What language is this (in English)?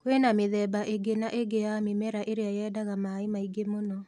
Kikuyu